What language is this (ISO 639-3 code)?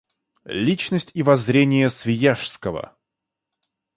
rus